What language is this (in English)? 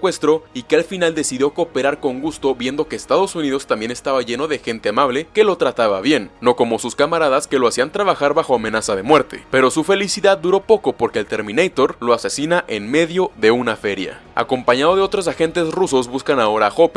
Spanish